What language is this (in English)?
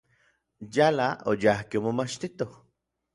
Orizaba Nahuatl